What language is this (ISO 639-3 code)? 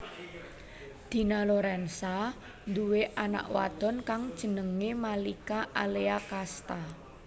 jav